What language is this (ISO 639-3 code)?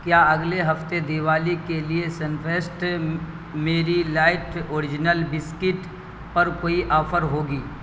urd